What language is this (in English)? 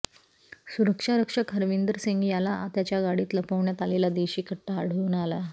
Marathi